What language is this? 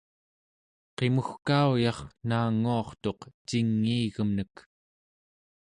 Central Yupik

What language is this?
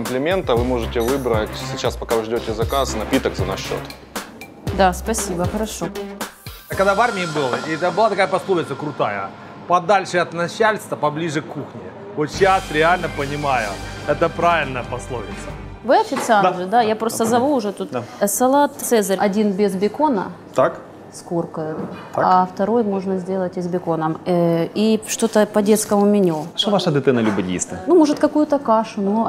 Russian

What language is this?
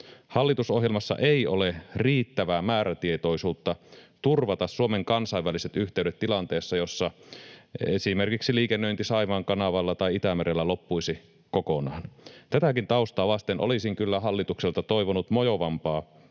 Finnish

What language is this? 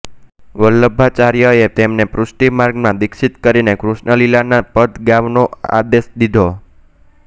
Gujarati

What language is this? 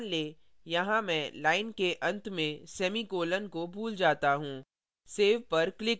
Hindi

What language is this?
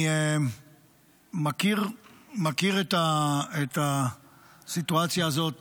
Hebrew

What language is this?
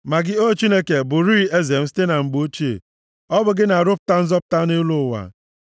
Igbo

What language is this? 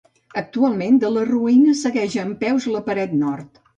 Catalan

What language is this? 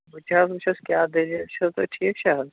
Kashmiri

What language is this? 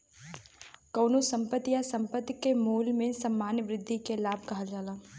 Bhojpuri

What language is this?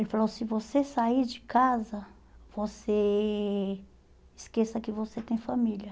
Portuguese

